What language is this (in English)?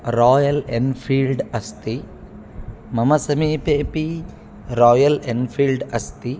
Sanskrit